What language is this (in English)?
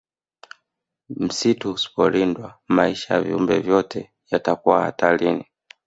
Swahili